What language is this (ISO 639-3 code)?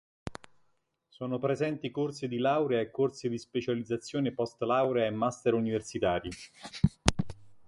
ita